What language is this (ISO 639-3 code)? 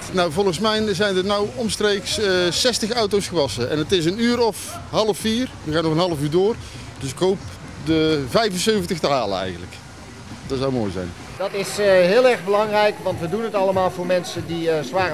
nld